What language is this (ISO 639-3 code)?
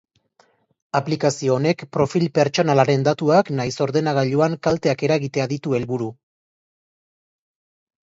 eus